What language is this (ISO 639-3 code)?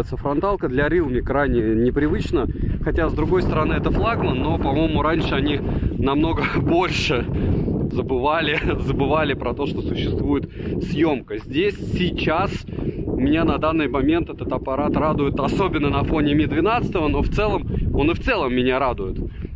rus